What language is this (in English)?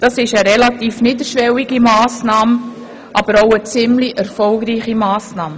Swiss German